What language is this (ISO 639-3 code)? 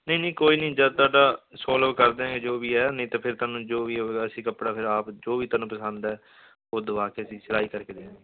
pan